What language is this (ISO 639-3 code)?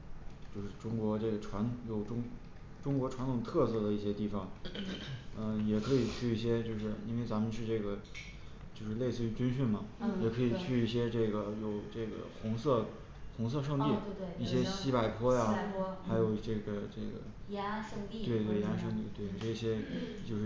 zho